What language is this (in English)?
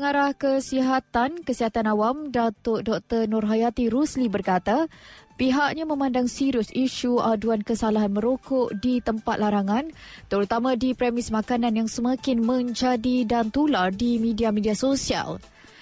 Malay